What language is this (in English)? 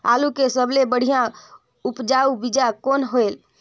Chhattisgarhi